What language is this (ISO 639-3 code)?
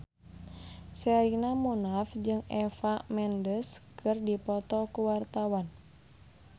sun